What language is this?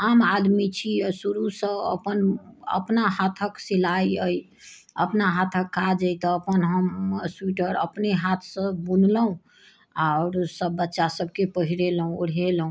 Maithili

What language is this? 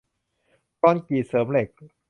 Thai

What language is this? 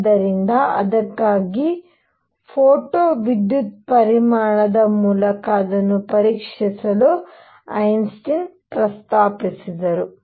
Kannada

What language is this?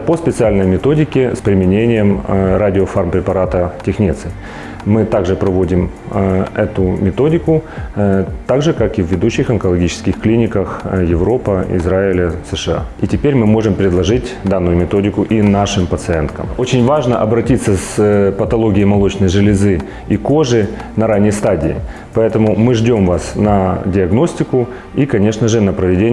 Russian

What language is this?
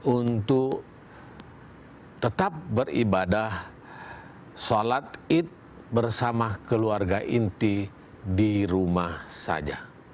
Indonesian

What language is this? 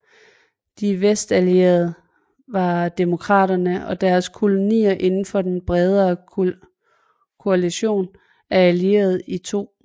Danish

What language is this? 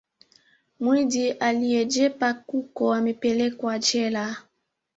Swahili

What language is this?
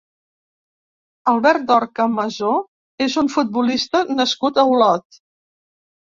Catalan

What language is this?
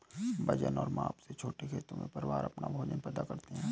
Hindi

